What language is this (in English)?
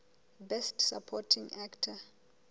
Southern Sotho